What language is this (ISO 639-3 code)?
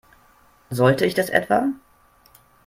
deu